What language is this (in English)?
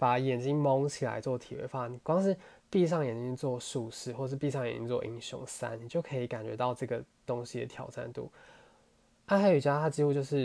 Chinese